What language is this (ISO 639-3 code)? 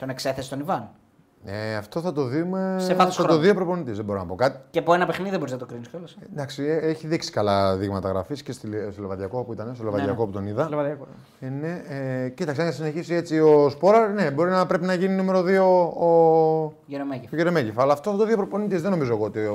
ell